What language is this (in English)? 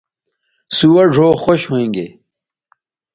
Bateri